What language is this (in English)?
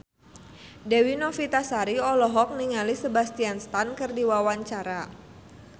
Sundanese